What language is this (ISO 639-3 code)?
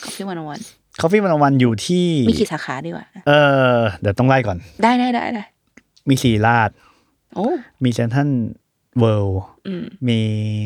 tha